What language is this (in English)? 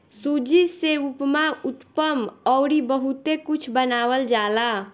Bhojpuri